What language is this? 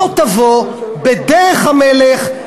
Hebrew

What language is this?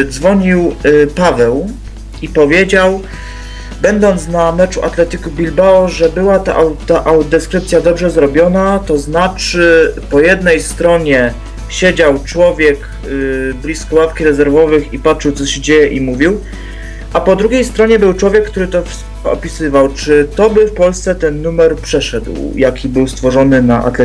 Polish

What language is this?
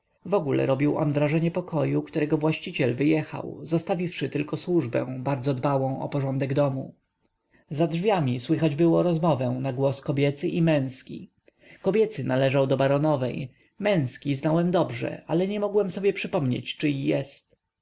Polish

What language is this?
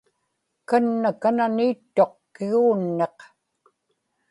Inupiaq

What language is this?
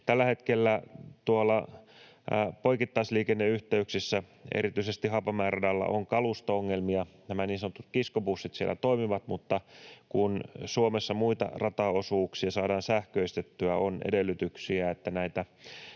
Finnish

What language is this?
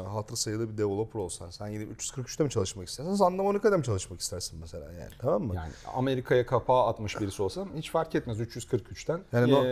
Turkish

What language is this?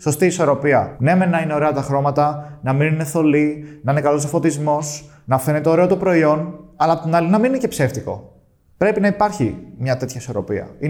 Greek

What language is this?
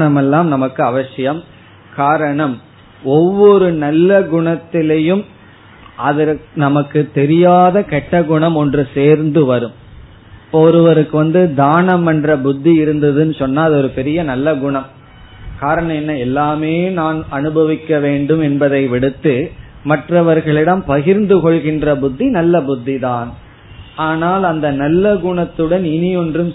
Tamil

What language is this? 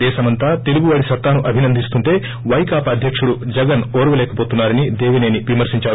Telugu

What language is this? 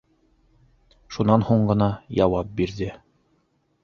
Bashkir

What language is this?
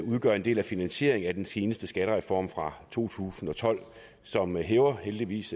Danish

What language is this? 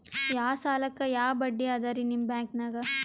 Kannada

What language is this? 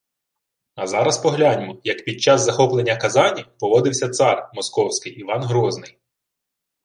Ukrainian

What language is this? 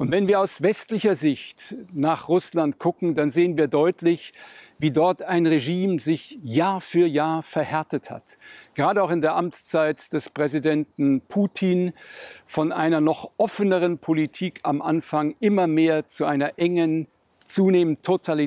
German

